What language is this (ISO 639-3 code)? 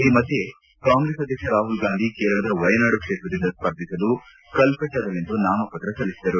kan